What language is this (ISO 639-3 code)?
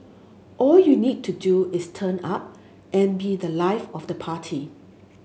eng